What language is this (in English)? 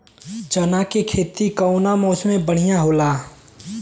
Bhojpuri